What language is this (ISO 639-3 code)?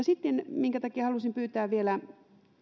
fin